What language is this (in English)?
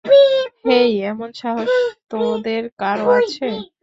Bangla